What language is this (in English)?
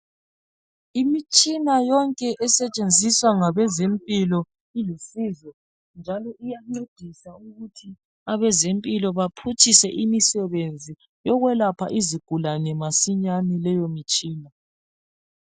North Ndebele